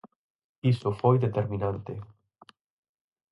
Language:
Galician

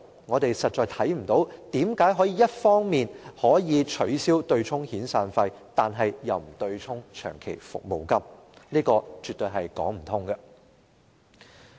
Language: Cantonese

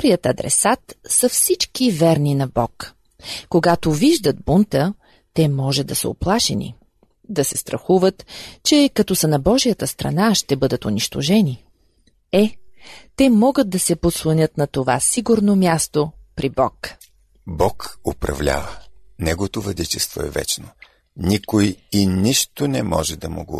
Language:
Bulgarian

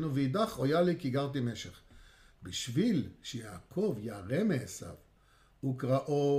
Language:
Hebrew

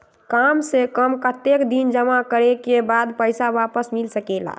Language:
Magahi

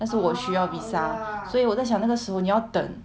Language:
English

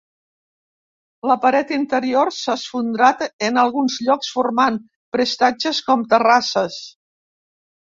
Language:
Catalan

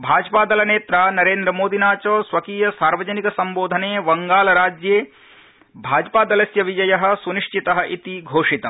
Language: Sanskrit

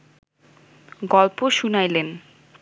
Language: Bangla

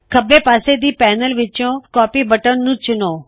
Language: Punjabi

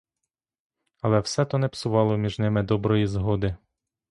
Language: Ukrainian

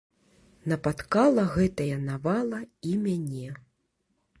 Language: Belarusian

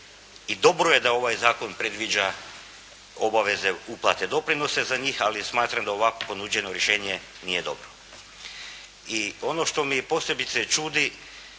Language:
Croatian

